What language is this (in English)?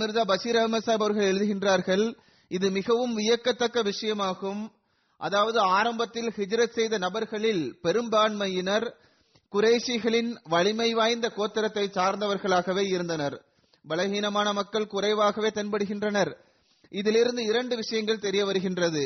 Tamil